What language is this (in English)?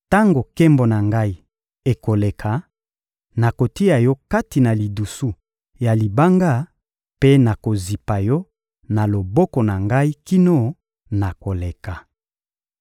Lingala